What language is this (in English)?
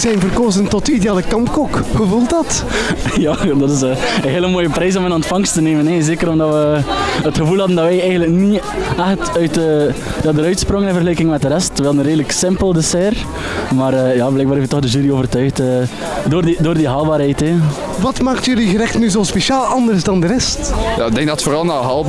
Dutch